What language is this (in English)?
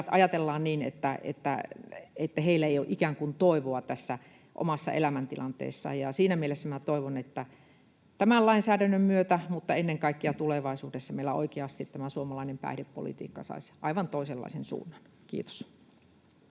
Finnish